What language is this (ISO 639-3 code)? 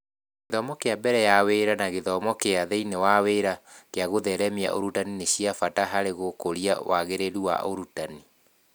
kik